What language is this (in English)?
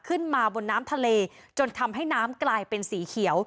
Thai